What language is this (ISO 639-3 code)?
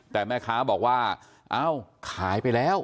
tha